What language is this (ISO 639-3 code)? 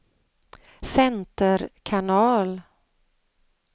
swe